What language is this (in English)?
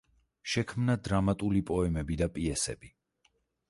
Georgian